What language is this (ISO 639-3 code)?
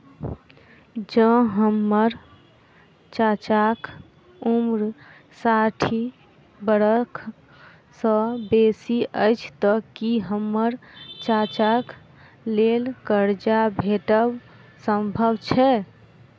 mai